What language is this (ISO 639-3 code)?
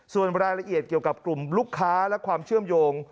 tha